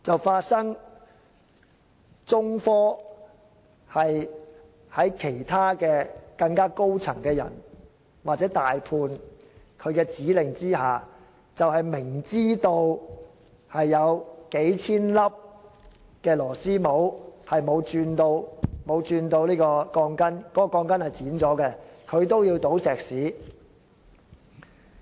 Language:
Cantonese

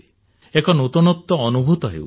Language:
Odia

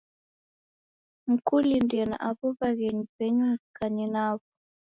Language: Taita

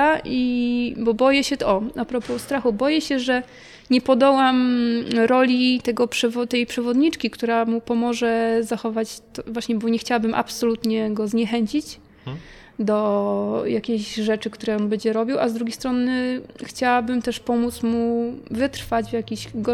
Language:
Polish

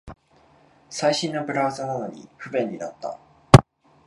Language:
Japanese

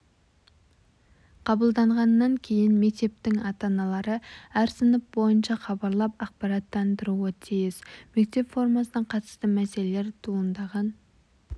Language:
Kazakh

